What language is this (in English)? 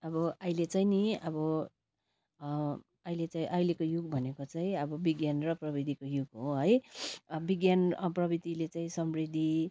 Nepali